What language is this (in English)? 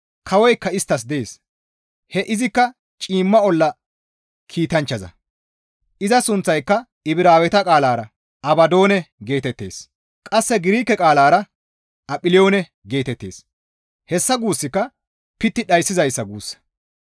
Gamo